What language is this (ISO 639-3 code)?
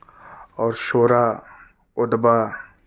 urd